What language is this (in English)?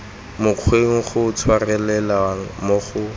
Tswana